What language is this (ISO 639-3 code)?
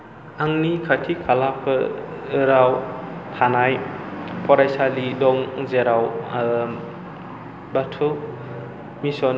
brx